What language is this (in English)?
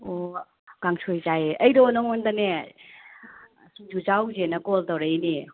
Manipuri